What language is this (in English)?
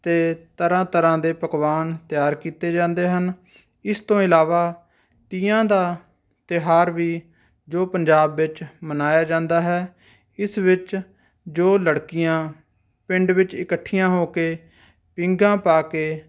Punjabi